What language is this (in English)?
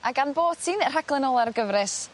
Welsh